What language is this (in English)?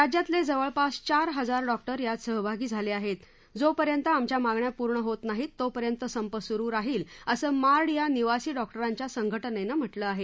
Marathi